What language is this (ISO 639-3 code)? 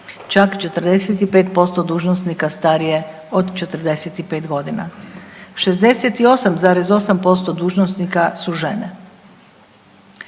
hrv